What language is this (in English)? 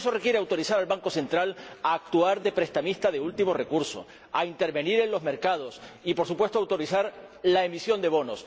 Spanish